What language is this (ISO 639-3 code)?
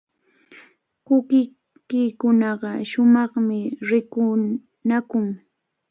qvl